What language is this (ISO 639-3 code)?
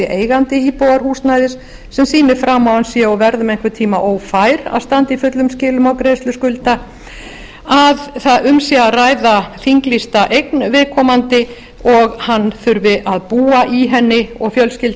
isl